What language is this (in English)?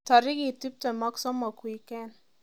Kalenjin